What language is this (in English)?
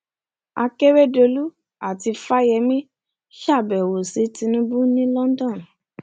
Yoruba